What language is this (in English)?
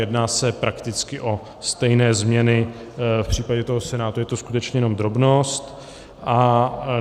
Czech